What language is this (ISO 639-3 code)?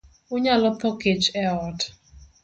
luo